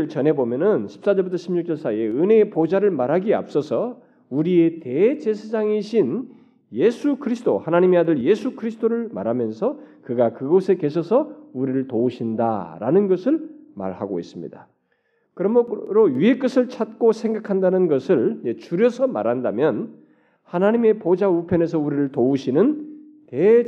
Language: Korean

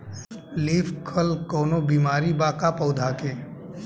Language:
Bhojpuri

